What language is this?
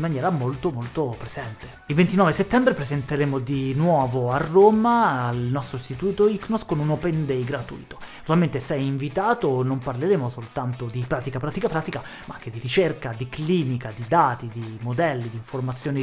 Italian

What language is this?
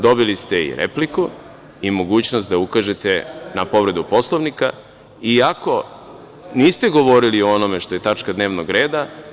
Serbian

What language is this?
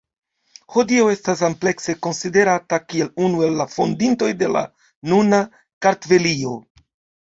Esperanto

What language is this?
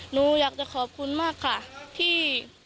Thai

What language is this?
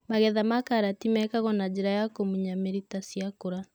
Kikuyu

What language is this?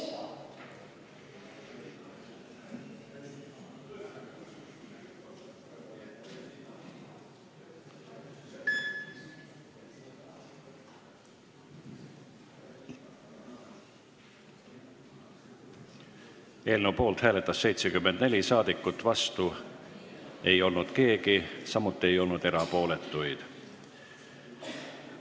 Estonian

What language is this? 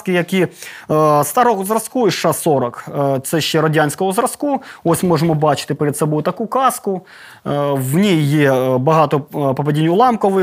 Ukrainian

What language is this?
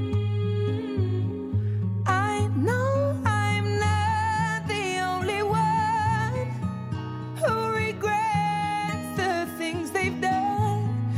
Persian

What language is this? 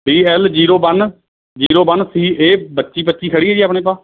Punjabi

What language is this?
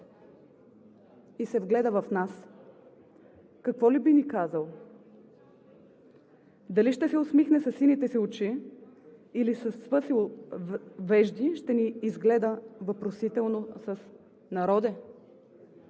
Bulgarian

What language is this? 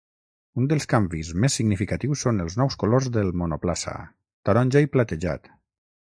Catalan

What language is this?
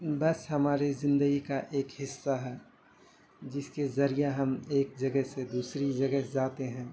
Urdu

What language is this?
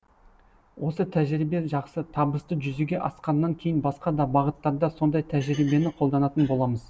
Kazakh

